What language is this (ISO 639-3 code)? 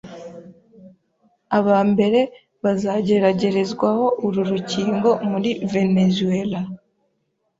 kin